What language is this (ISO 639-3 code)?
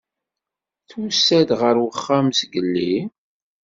kab